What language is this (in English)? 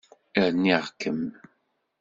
Kabyle